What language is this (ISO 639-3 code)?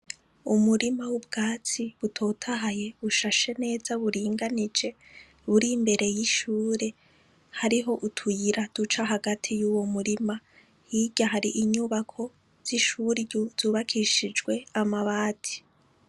run